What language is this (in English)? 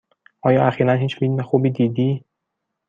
Persian